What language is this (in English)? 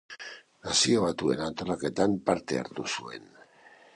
Basque